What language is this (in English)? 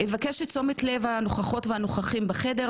Hebrew